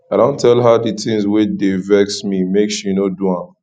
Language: Nigerian Pidgin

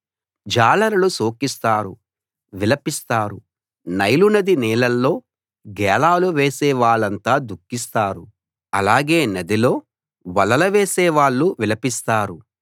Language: Telugu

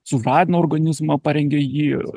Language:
Lithuanian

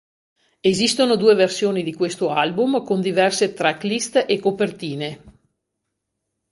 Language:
Italian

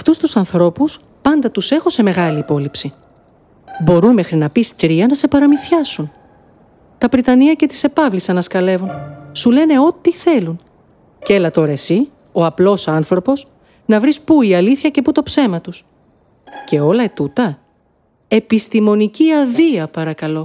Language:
Greek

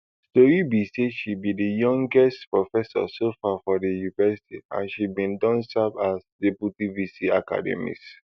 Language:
Nigerian Pidgin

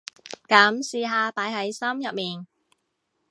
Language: Cantonese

